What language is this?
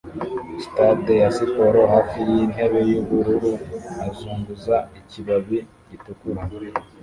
Kinyarwanda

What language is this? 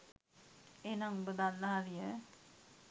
Sinhala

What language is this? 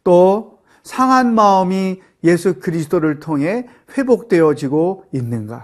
Korean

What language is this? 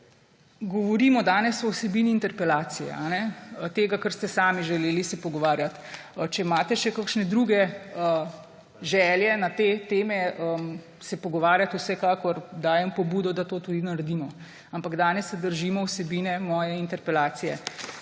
Slovenian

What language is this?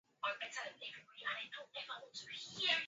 Swahili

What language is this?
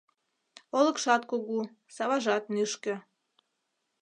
Mari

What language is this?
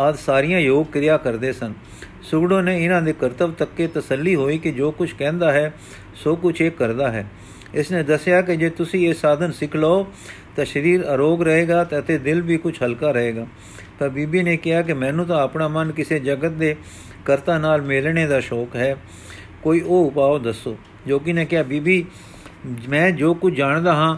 Punjabi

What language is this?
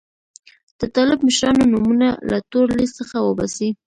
Pashto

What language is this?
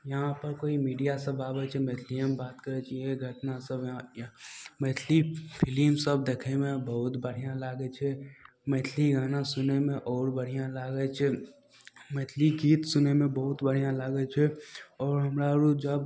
Maithili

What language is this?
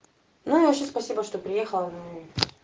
Russian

